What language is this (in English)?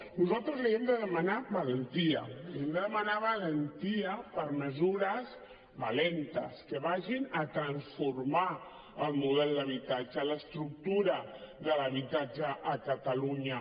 Catalan